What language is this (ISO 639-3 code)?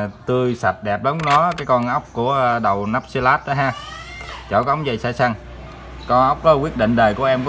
vie